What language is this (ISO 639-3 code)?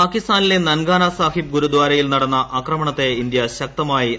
mal